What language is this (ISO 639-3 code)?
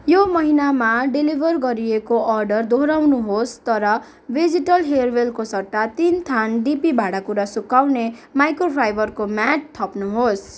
nep